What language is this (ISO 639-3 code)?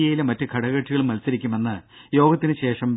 mal